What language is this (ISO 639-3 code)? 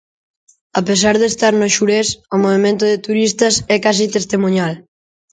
glg